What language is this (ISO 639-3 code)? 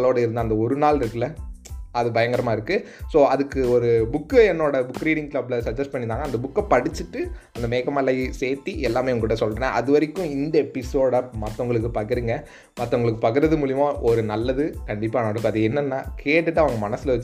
tam